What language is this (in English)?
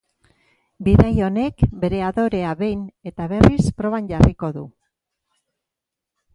Basque